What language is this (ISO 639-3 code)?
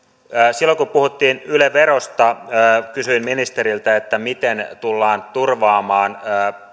fin